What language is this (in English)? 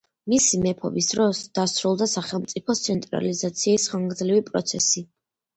Georgian